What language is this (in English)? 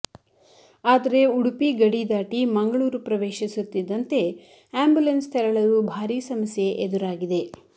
Kannada